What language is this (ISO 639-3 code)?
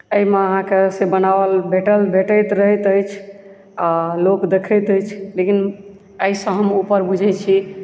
mai